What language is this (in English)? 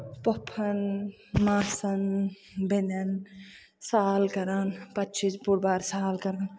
Kashmiri